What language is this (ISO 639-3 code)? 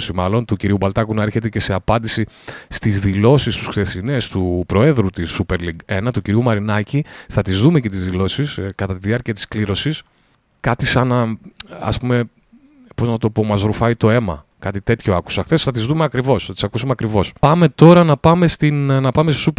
ell